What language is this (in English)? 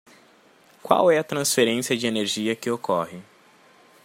Portuguese